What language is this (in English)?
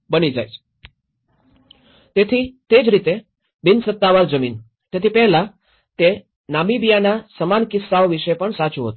Gujarati